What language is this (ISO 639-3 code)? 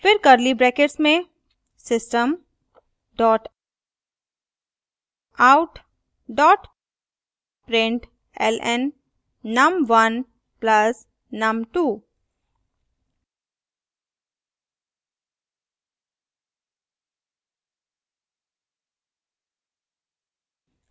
hin